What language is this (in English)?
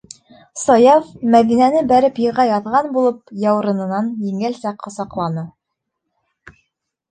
Bashkir